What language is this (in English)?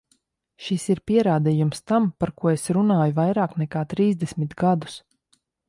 Latvian